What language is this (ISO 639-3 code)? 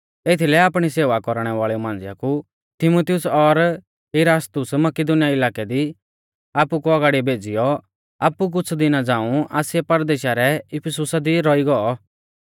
bfz